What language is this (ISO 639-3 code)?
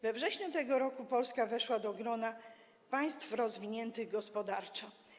pol